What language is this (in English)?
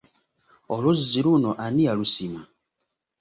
Ganda